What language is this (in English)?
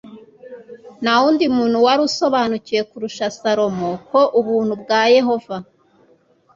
Kinyarwanda